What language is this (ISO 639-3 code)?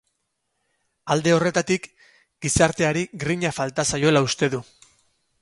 eus